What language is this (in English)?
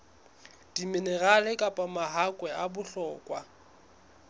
Southern Sotho